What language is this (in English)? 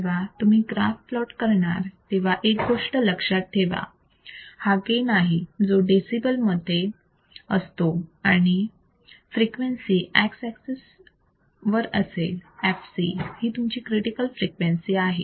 Marathi